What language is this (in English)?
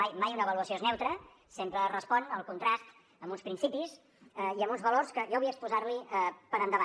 Catalan